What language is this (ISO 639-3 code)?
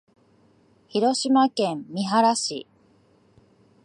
jpn